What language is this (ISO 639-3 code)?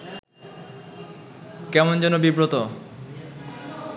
ben